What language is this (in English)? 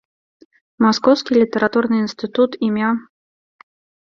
Belarusian